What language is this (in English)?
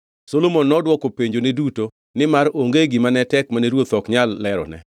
Luo (Kenya and Tanzania)